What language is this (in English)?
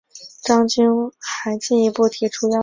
Chinese